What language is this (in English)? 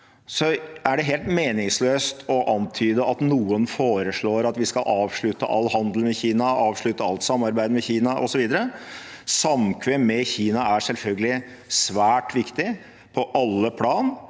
Norwegian